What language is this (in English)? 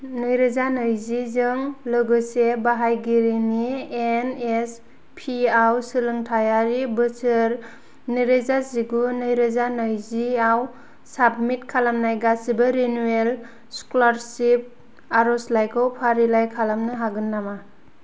Bodo